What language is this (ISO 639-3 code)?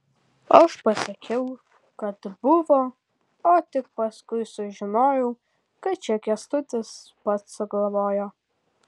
lit